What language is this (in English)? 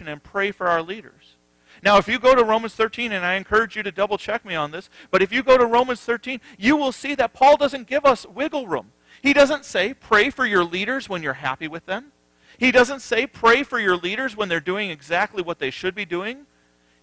English